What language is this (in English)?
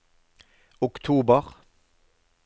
Norwegian